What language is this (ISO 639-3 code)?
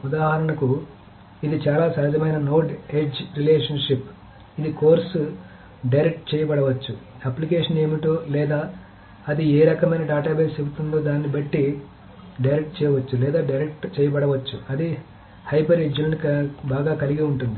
tel